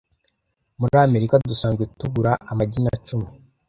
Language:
Kinyarwanda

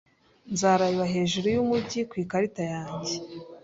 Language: Kinyarwanda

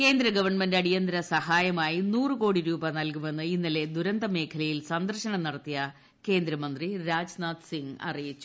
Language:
Malayalam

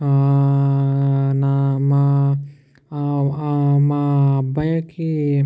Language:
Telugu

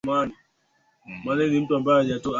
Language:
Swahili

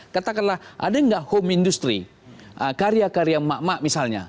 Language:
Indonesian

